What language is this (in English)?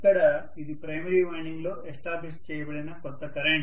Telugu